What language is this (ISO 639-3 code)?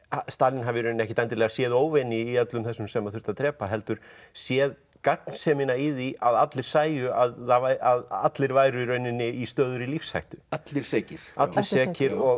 isl